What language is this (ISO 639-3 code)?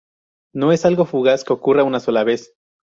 spa